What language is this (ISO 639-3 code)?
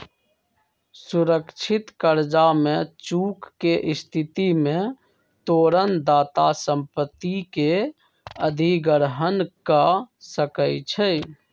mag